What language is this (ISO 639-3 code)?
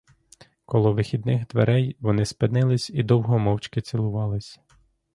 ukr